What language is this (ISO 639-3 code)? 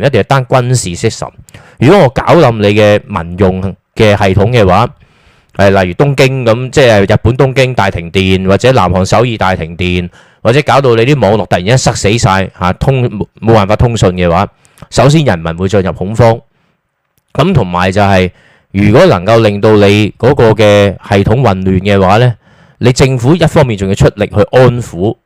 zho